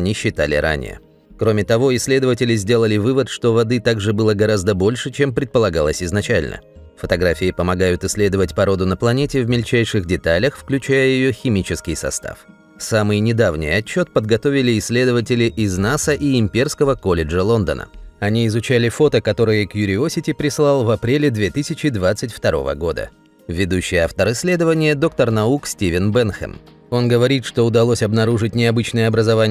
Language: Russian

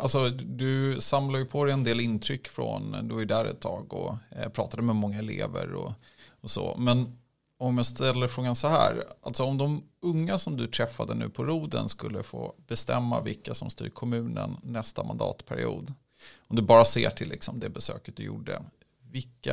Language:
Swedish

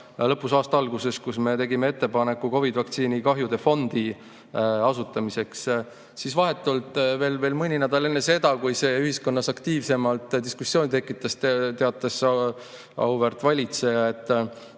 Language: Estonian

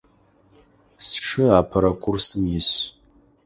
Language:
Adyghe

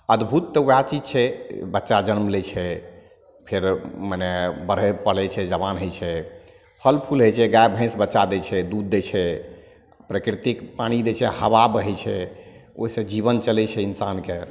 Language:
Maithili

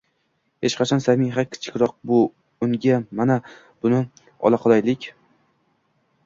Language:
Uzbek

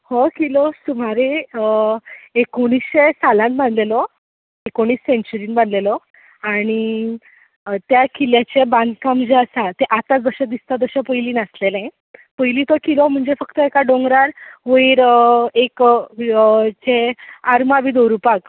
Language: Konkani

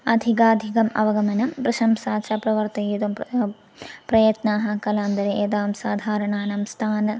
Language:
Sanskrit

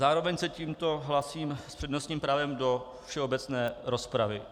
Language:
Czech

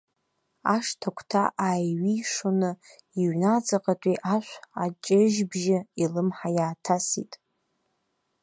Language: Abkhazian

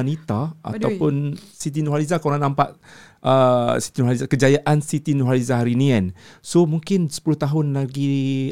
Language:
Malay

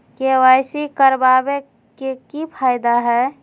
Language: Magahi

